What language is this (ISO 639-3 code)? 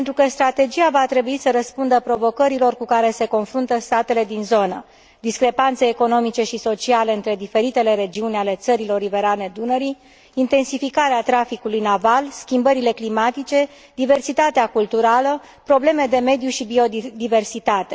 ron